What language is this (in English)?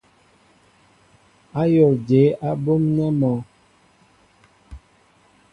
Mbo (Cameroon)